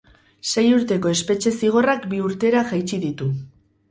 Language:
Basque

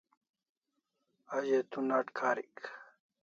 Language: Kalasha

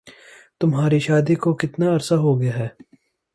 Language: Urdu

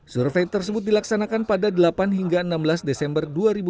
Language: Indonesian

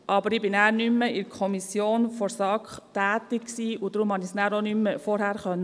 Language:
Swiss German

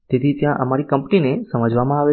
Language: Gujarati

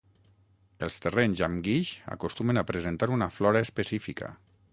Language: Catalan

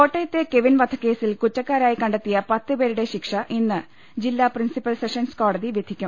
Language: Malayalam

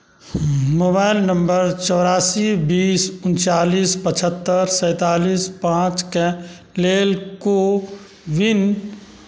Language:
Maithili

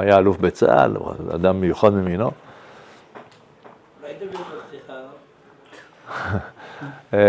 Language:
Hebrew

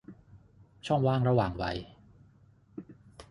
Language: Thai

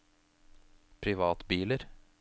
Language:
Norwegian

